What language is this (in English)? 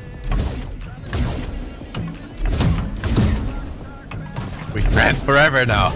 English